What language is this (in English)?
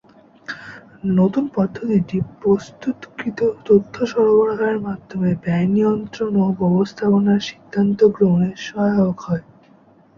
Bangla